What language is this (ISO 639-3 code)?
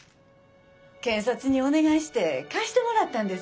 jpn